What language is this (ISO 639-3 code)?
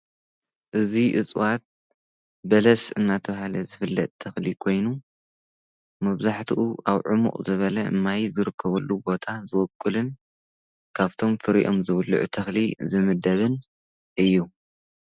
tir